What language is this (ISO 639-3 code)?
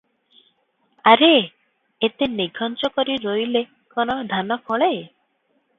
ori